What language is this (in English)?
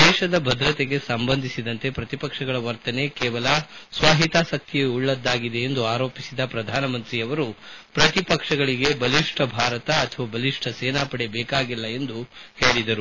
Kannada